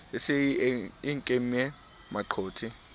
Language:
Southern Sotho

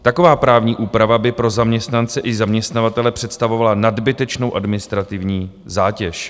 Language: Czech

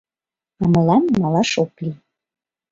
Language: Mari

